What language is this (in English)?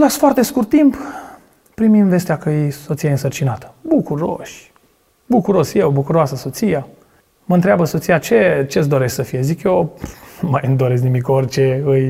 Romanian